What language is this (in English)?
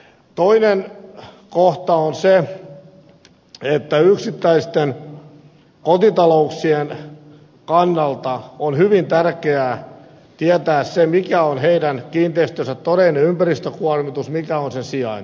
Finnish